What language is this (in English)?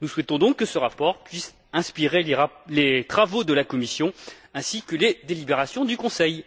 French